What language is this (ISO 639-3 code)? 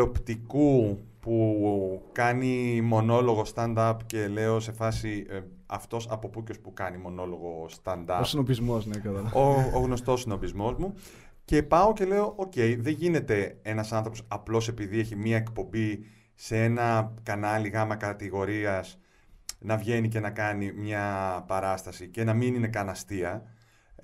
ell